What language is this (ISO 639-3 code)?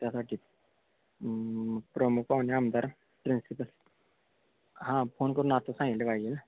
mar